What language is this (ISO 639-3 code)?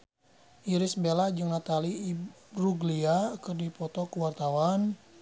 sun